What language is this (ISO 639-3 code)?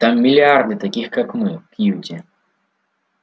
rus